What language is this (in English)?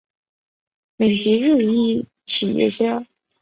Chinese